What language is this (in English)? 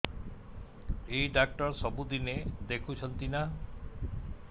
Odia